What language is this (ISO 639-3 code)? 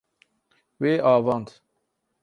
kur